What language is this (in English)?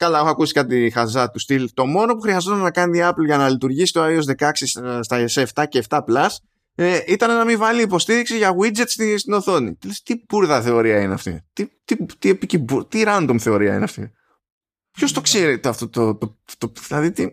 Greek